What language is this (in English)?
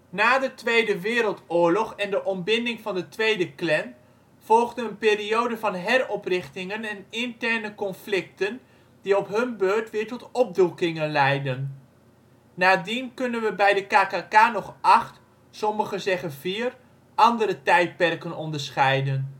Dutch